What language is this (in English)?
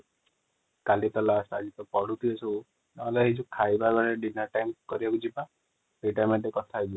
Odia